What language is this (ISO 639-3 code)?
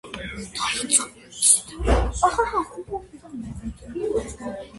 kat